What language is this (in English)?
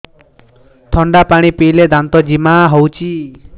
Odia